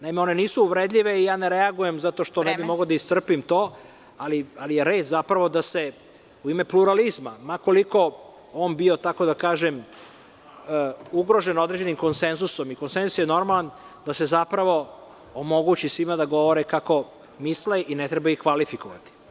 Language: Serbian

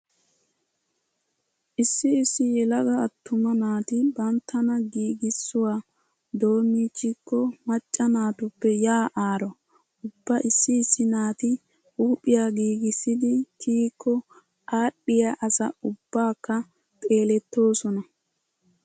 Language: Wolaytta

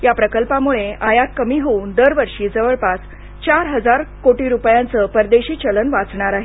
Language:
Marathi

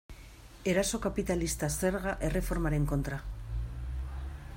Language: Basque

